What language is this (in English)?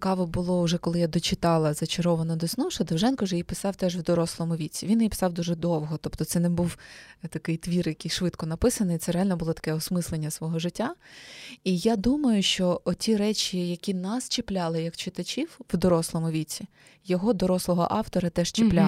Ukrainian